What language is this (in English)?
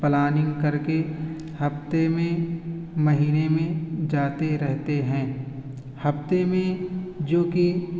Urdu